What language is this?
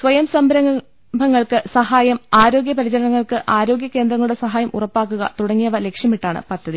Malayalam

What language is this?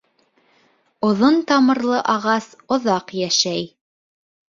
Bashkir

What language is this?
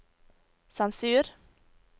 Norwegian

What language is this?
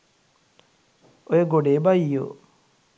Sinhala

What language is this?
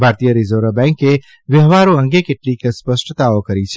Gujarati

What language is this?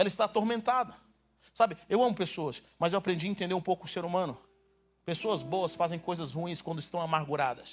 Portuguese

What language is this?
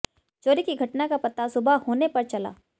Hindi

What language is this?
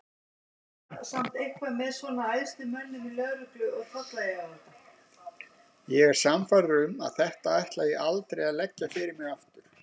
Icelandic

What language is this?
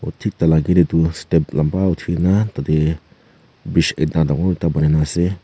Naga Pidgin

